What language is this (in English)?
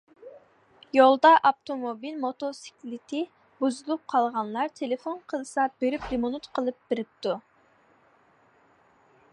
Uyghur